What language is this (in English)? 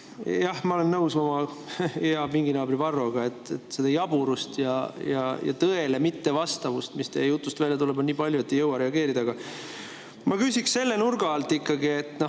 Estonian